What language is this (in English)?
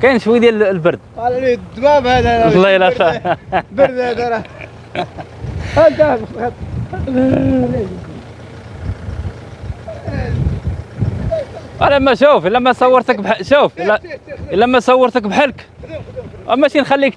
Arabic